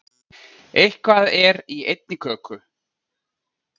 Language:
Icelandic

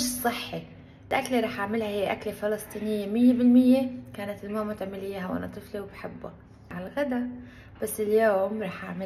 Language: Arabic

